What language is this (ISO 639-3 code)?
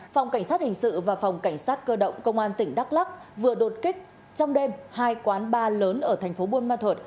vie